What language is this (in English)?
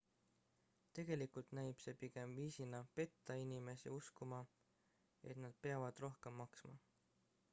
Estonian